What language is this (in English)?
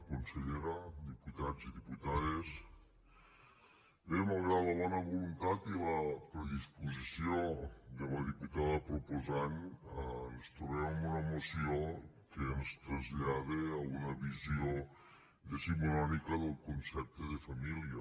Catalan